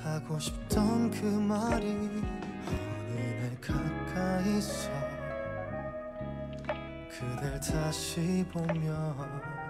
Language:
Korean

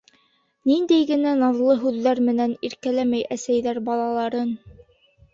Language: Bashkir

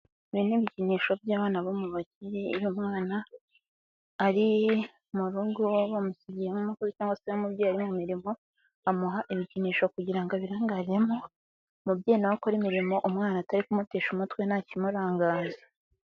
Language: Kinyarwanda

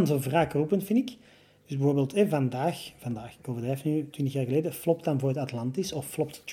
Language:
Dutch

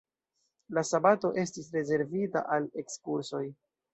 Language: Esperanto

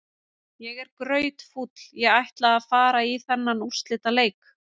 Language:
Icelandic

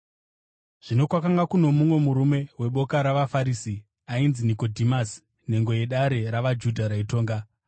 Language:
Shona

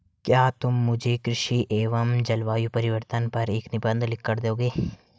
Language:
Hindi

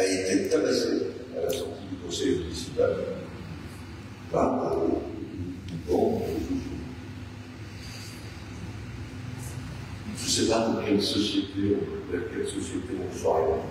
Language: French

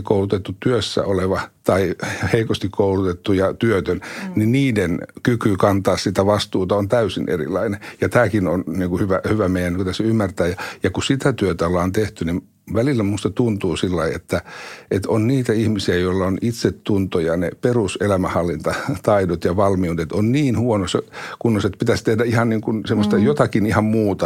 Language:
Finnish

